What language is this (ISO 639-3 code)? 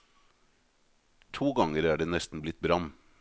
nor